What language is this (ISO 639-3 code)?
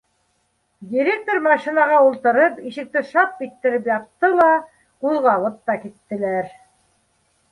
bak